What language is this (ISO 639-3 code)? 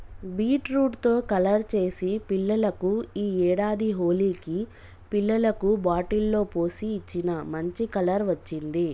tel